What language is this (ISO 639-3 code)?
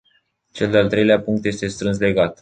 ron